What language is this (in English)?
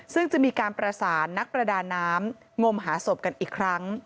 Thai